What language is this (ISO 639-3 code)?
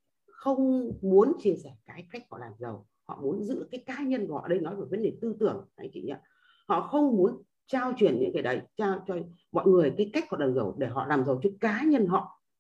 vie